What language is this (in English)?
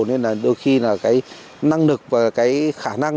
Vietnamese